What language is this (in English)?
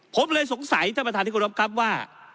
Thai